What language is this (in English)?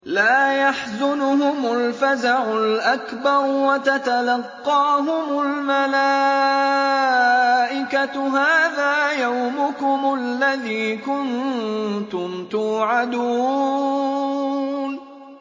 Arabic